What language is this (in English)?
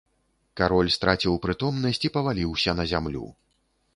Belarusian